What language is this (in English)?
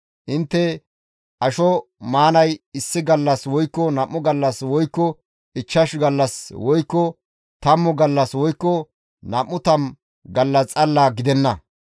Gamo